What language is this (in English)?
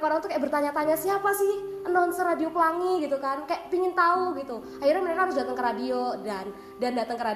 Indonesian